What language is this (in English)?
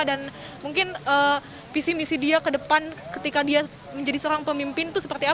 Indonesian